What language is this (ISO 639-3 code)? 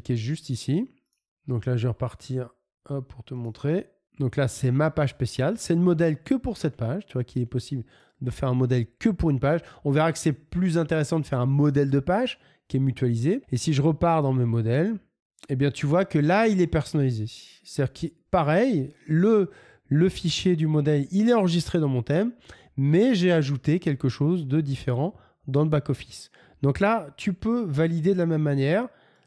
fra